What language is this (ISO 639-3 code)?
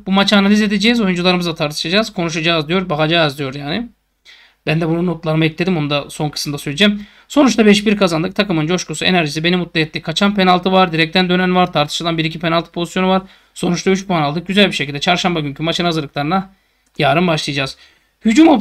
tur